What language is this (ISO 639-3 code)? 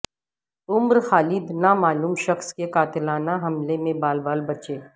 urd